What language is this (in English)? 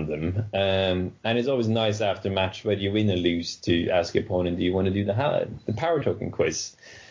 English